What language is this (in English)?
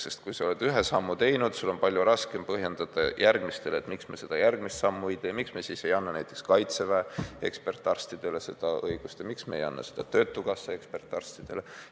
Estonian